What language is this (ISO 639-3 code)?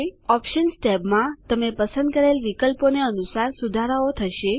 guj